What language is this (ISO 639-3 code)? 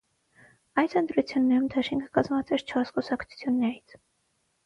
hye